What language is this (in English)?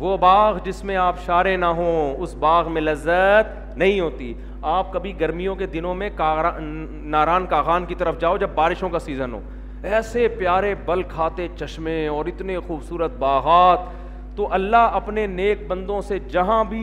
Urdu